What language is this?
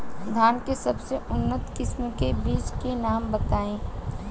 Bhojpuri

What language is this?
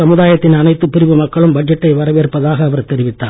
Tamil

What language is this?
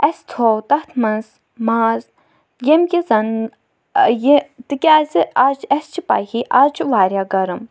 Kashmiri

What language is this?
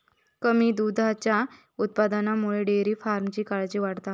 Marathi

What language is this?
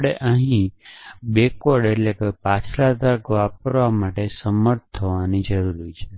Gujarati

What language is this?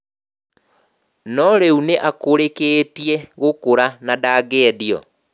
Kikuyu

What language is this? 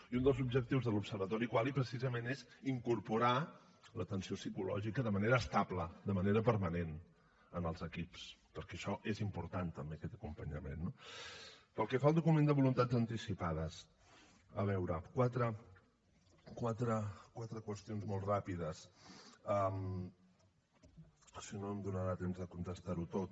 Catalan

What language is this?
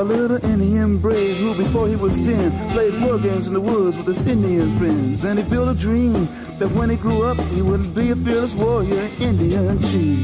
Danish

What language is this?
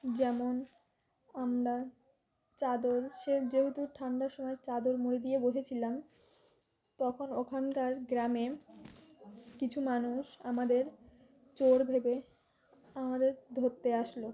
Bangla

